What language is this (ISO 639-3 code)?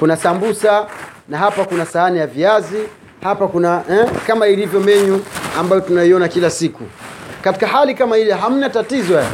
swa